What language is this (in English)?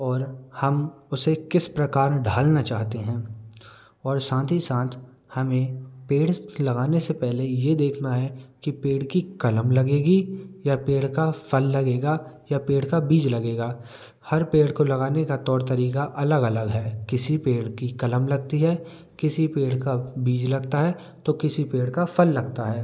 Hindi